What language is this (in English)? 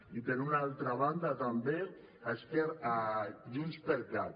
Catalan